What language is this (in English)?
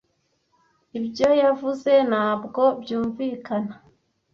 Kinyarwanda